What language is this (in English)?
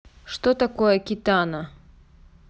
Russian